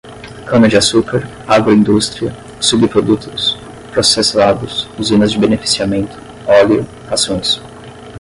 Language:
Portuguese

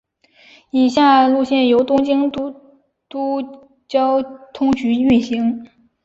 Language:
Chinese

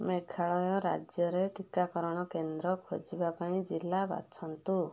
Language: Odia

